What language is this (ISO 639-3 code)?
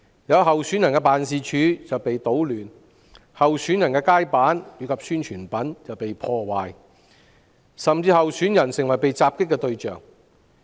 yue